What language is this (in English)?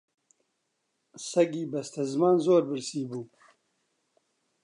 Central Kurdish